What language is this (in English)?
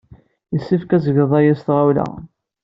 Kabyle